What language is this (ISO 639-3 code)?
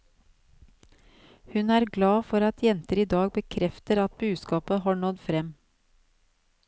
nor